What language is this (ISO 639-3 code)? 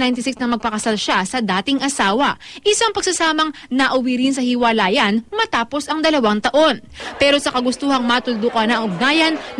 fil